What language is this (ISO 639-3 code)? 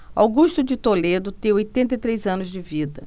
por